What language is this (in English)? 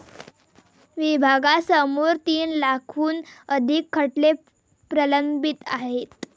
Marathi